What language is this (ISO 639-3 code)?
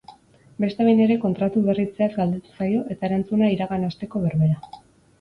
eus